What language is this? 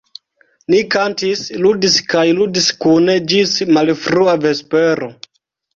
Esperanto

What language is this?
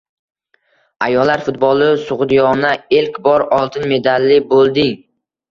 Uzbek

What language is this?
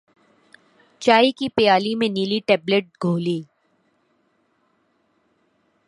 Urdu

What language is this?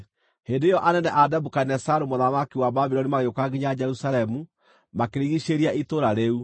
Kikuyu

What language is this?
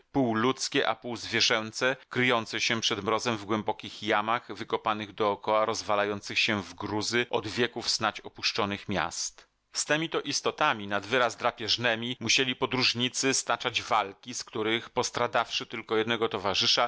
Polish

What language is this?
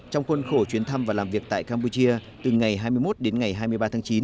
Vietnamese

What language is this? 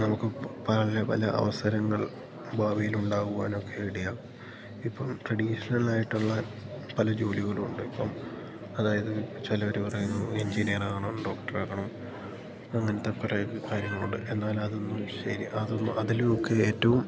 Malayalam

